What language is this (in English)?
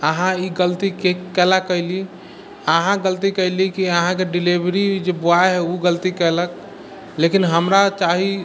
Maithili